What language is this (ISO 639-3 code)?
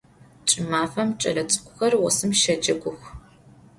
ady